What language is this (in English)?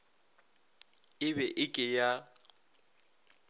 Northern Sotho